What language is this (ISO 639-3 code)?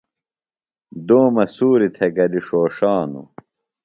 phl